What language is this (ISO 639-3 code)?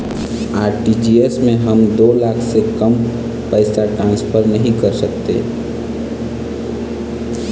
hne